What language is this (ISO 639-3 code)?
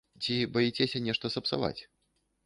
bel